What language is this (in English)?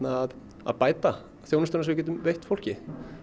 Icelandic